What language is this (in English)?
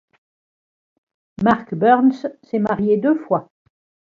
French